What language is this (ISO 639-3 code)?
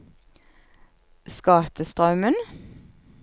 nor